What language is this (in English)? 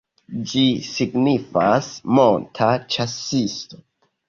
Esperanto